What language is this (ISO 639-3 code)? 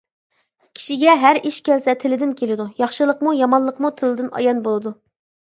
uig